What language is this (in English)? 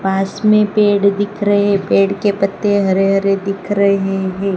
Hindi